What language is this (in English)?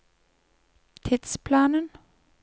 Norwegian